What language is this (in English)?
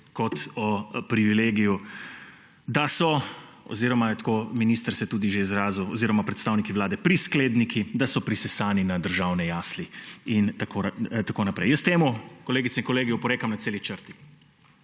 Slovenian